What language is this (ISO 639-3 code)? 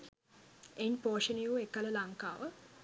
sin